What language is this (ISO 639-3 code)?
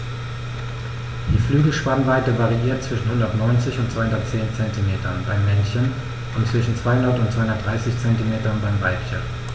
deu